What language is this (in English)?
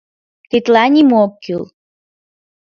Mari